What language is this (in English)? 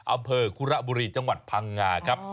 Thai